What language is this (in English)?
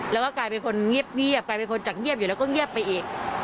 Thai